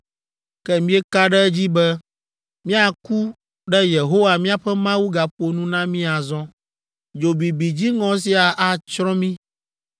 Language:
Ewe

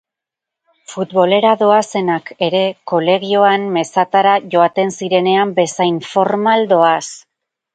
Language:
Basque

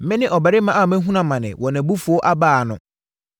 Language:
Akan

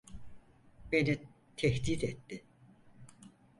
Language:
Turkish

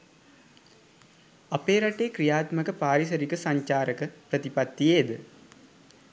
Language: Sinhala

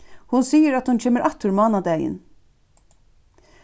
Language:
Faroese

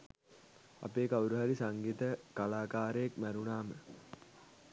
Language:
Sinhala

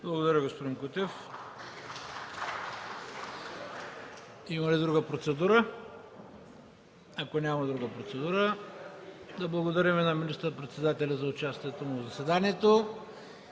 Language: Bulgarian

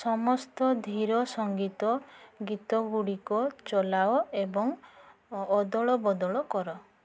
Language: Odia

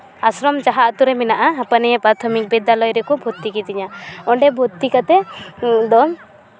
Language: Santali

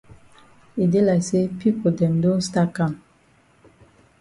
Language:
Cameroon Pidgin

